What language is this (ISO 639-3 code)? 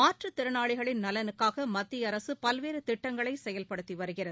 tam